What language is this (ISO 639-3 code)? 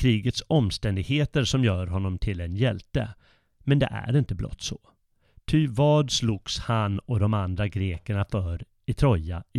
swe